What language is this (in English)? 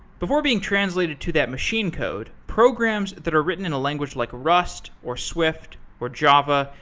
English